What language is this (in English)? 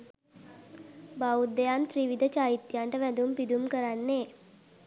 Sinhala